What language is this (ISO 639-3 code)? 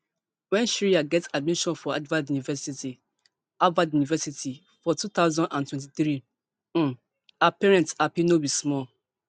pcm